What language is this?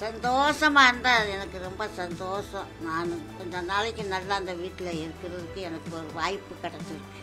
Tamil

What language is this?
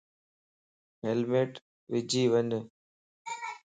Lasi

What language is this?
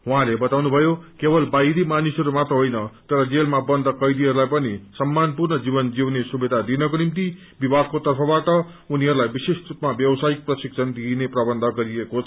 Nepali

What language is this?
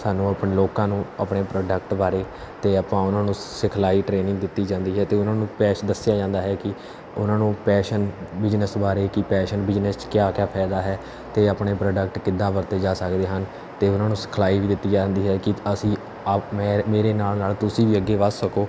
Punjabi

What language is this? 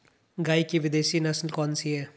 Hindi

